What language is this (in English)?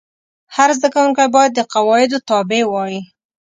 Pashto